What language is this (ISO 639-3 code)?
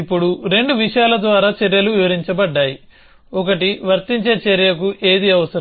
tel